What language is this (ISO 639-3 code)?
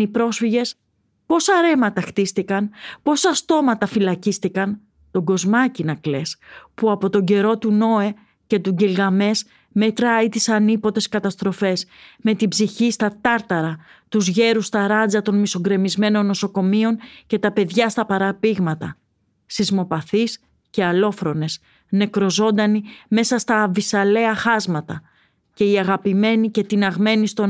ell